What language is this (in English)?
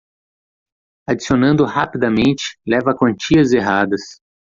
Portuguese